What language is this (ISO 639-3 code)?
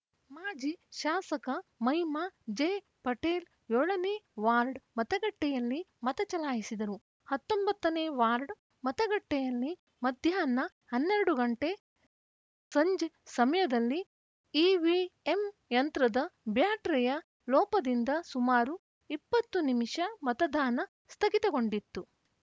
kan